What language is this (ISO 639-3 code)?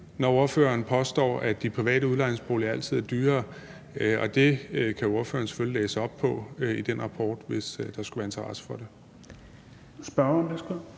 dan